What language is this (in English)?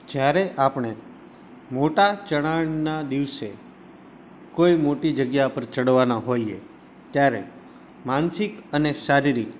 Gujarati